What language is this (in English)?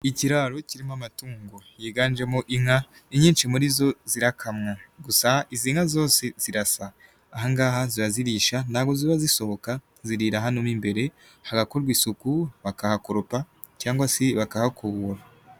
Kinyarwanda